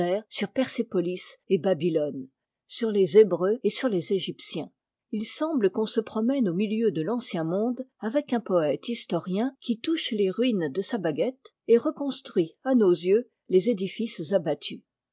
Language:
French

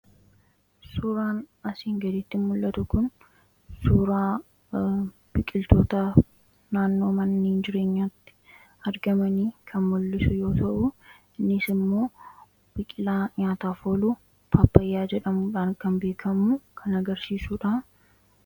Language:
Oromo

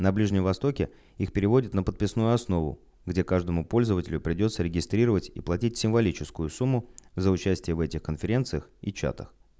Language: Russian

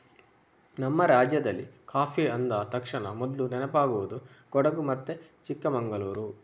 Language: Kannada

